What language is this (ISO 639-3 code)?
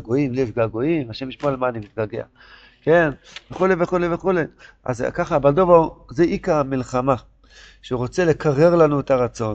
heb